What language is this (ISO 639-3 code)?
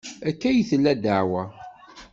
kab